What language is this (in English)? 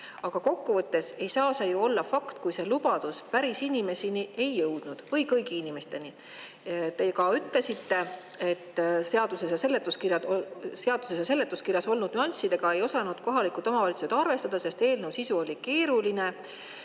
Estonian